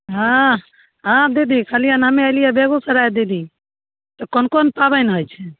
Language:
Maithili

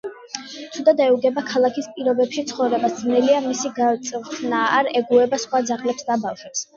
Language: Georgian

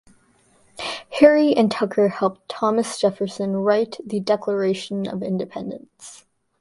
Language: English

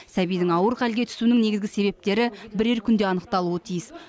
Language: Kazakh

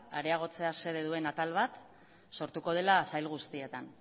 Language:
Basque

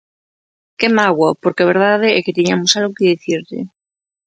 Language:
Galician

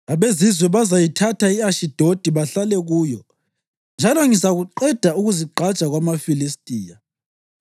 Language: North Ndebele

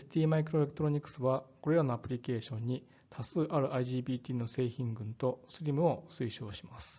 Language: Japanese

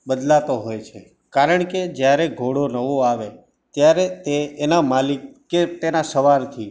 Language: Gujarati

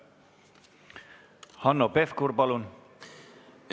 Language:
Estonian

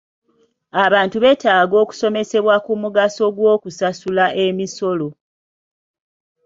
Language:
Ganda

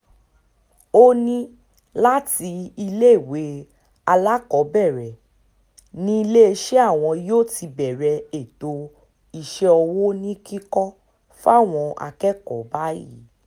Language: Yoruba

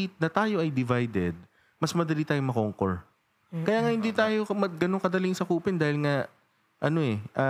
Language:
Filipino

